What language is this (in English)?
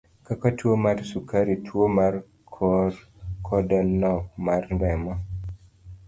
Luo (Kenya and Tanzania)